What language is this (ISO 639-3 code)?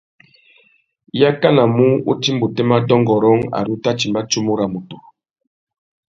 bag